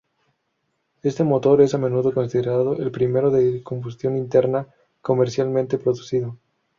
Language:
Spanish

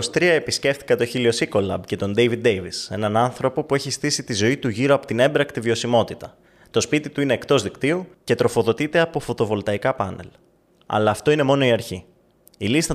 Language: Greek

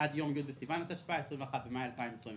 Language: Hebrew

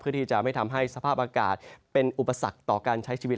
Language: Thai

